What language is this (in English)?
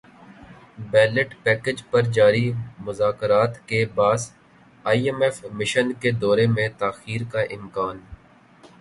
Urdu